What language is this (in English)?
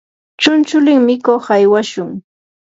Yanahuanca Pasco Quechua